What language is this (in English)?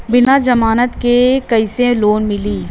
Bhojpuri